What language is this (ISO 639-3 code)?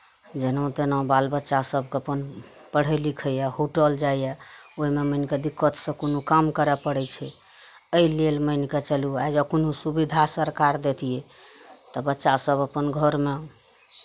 mai